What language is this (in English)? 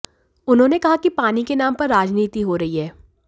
Hindi